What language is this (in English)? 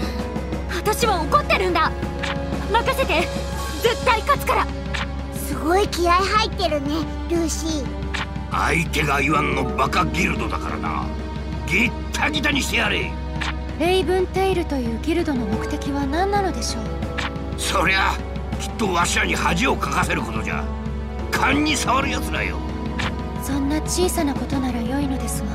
Japanese